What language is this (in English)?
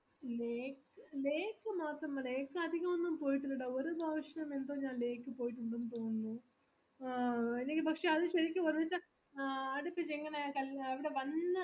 Malayalam